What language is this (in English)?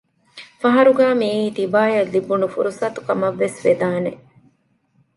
Divehi